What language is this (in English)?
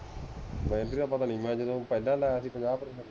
Punjabi